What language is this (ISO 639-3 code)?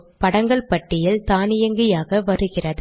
tam